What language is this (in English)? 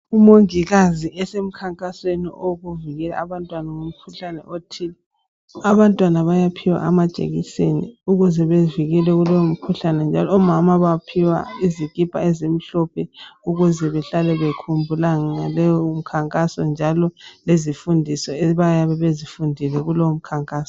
North Ndebele